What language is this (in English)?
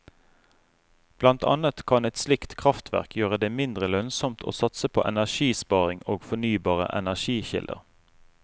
Norwegian